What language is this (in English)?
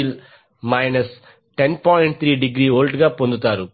Telugu